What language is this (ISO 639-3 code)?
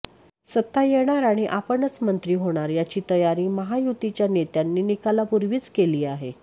mar